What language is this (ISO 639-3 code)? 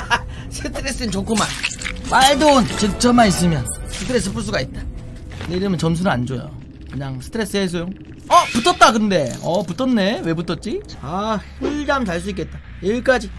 kor